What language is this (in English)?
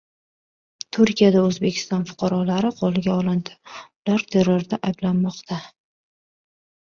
Uzbek